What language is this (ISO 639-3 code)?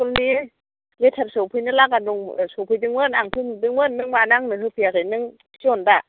brx